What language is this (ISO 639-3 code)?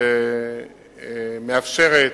heb